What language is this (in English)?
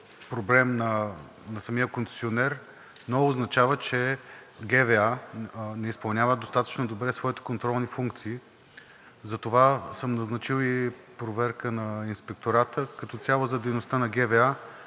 Bulgarian